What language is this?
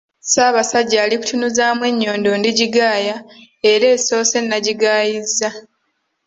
Ganda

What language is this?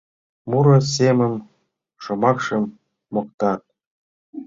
Mari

